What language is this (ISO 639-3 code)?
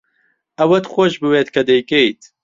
ckb